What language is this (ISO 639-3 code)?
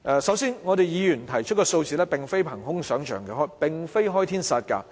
yue